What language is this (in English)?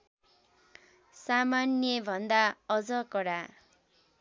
Nepali